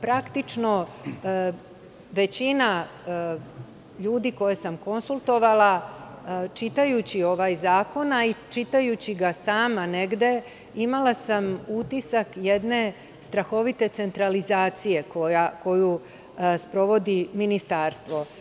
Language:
Serbian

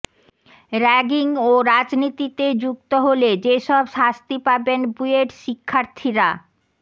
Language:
Bangla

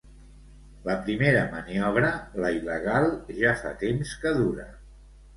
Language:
Catalan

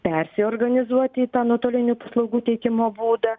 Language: Lithuanian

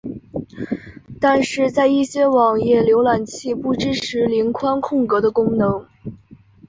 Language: Chinese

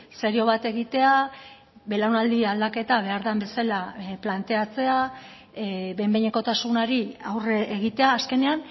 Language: Basque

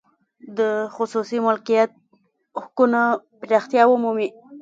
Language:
Pashto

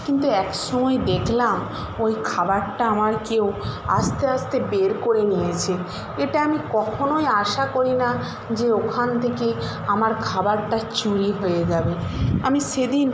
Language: Bangla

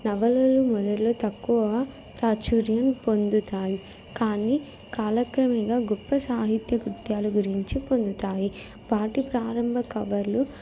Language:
Telugu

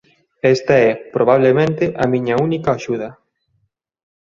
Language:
Galician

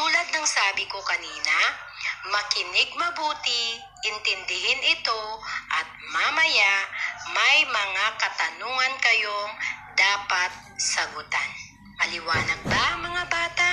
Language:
Filipino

